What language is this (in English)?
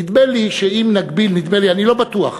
Hebrew